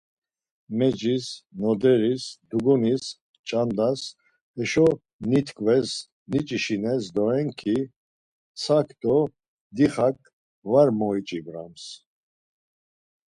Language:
Laz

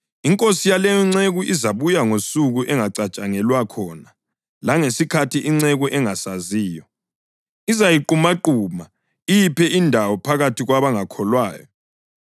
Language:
North Ndebele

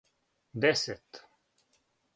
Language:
Serbian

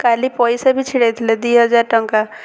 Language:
Odia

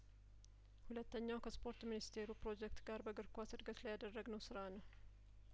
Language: Amharic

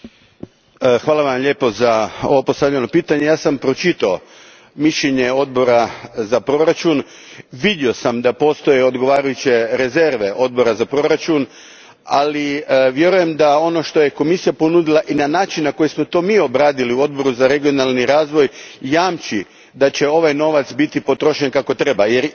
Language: Croatian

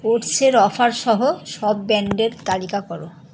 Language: Bangla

